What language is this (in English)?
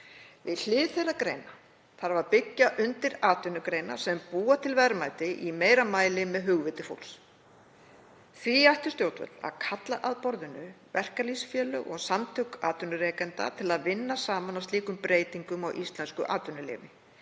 Icelandic